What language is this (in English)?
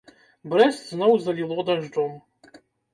Belarusian